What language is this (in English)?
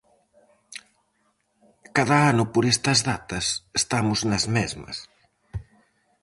Galician